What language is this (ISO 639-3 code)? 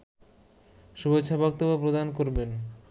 ben